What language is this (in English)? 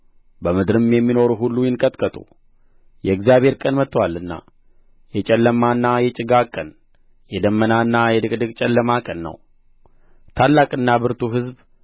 Amharic